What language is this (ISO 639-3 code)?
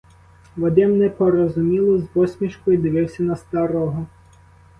ukr